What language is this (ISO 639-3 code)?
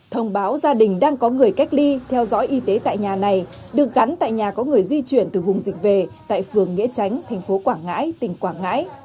vie